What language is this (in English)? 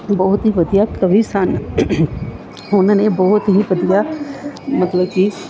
Punjabi